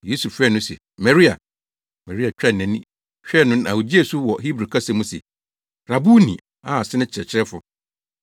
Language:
Akan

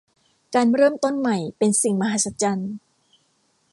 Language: Thai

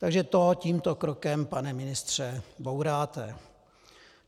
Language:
Czech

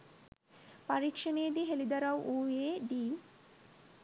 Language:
Sinhala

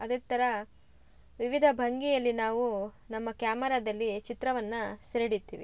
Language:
Kannada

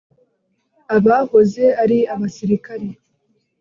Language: Kinyarwanda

